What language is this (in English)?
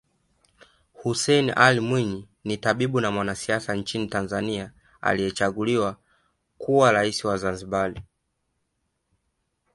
Swahili